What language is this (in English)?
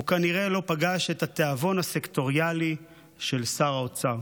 Hebrew